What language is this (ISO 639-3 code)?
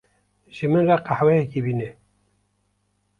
kur